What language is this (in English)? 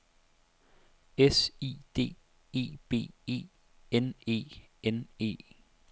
Danish